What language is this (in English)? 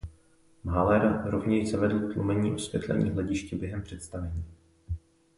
Czech